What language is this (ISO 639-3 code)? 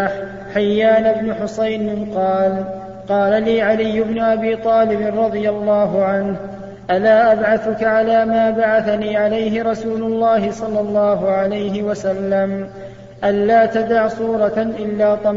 ara